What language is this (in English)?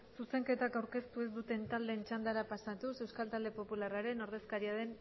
Basque